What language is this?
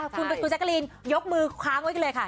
Thai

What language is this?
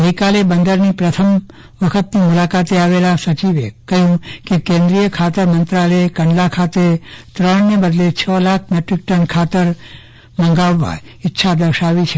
Gujarati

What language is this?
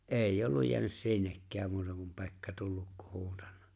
Finnish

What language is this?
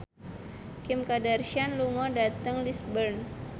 Javanese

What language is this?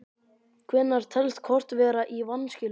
Icelandic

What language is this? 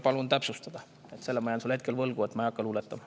Estonian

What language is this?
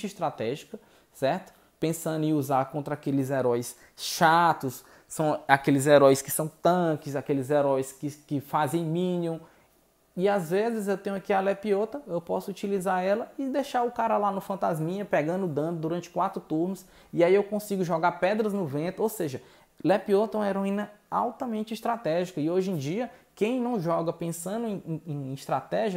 Portuguese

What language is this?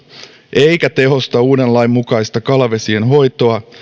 Finnish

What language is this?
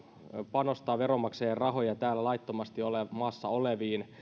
Finnish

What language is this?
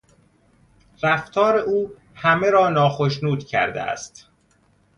Persian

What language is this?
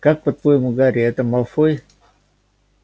Russian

